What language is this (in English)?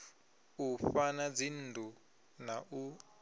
Venda